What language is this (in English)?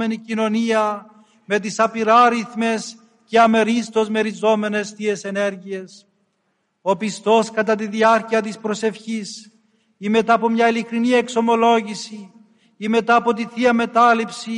Greek